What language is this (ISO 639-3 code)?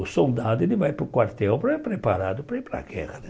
por